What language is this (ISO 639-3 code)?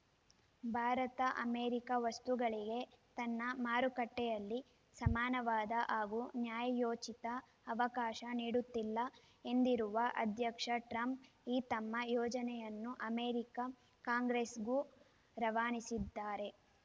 kan